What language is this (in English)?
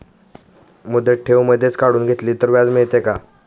Marathi